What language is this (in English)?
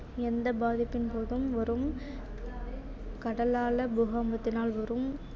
Tamil